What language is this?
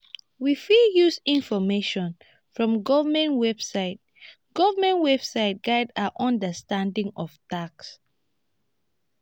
Nigerian Pidgin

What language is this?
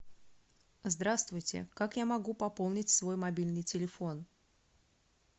Russian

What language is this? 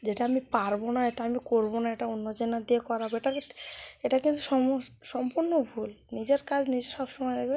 Bangla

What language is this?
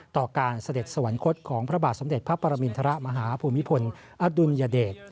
Thai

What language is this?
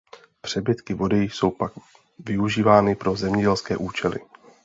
Czech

